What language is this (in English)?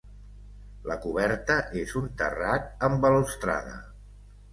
Catalan